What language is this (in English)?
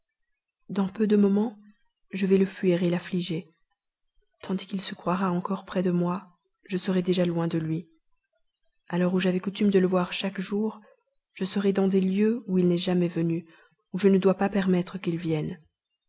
French